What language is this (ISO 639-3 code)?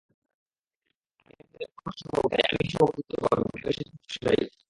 ben